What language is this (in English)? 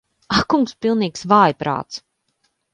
Latvian